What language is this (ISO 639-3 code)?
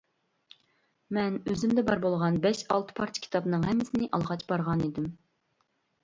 uig